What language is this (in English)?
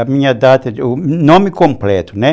Portuguese